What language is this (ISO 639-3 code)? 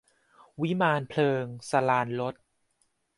tha